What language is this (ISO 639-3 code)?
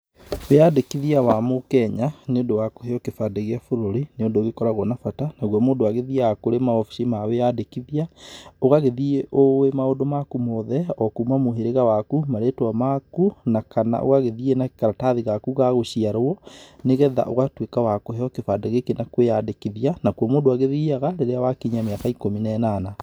kik